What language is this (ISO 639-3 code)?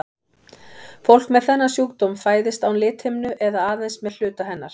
isl